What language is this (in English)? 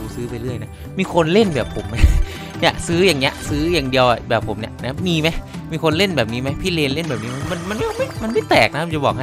Thai